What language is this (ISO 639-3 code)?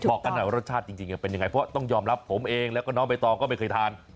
tha